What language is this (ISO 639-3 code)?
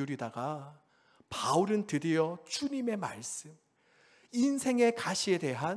kor